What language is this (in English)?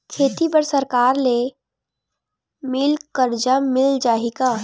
Chhattisgarhi